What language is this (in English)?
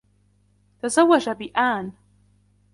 Arabic